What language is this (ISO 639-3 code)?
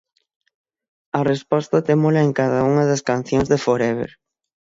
glg